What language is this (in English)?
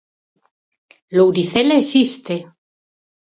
Galician